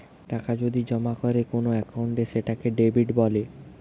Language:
Bangla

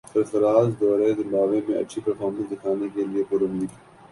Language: Urdu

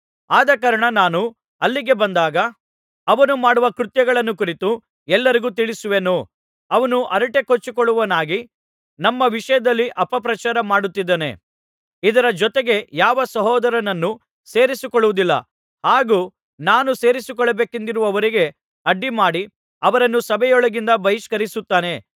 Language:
Kannada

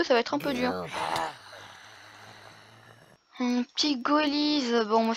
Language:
French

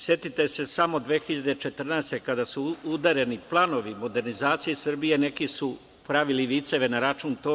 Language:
Serbian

